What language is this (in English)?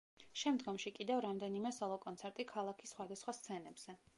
Georgian